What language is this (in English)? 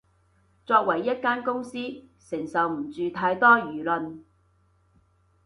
Cantonese